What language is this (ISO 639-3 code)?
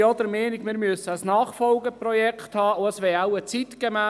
gsw